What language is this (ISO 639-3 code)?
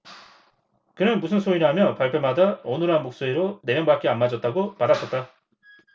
kor